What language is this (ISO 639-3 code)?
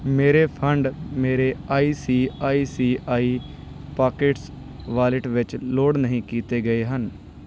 pan